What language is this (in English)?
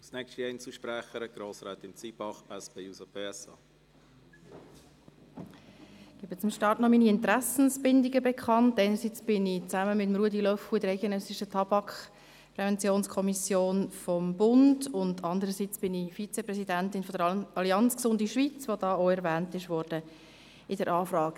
Swiss German